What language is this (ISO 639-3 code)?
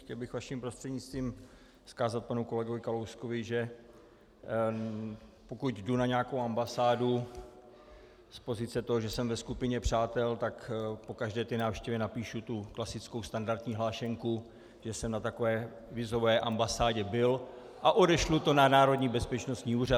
ces